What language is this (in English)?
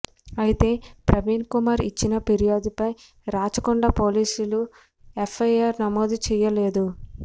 Telugu